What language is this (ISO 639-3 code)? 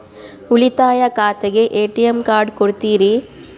kan